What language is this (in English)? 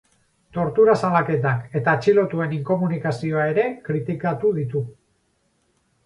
Basque